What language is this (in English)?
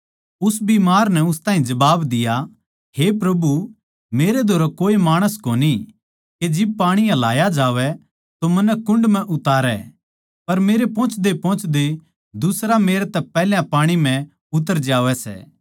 Haryanvi